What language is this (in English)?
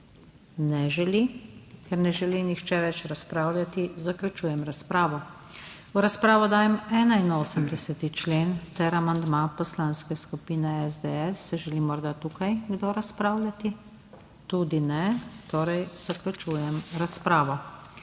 Slovenian